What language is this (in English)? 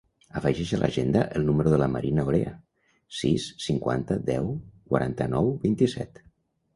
Catalan